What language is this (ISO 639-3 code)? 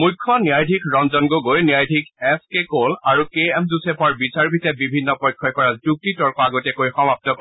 asm